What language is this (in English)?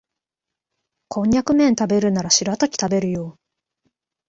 Japanese